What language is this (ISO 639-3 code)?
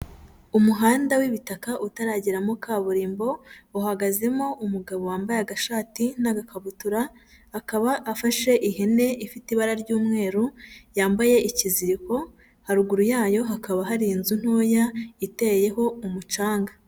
kin